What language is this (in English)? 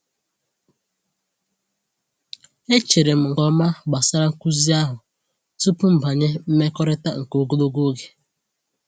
Igbo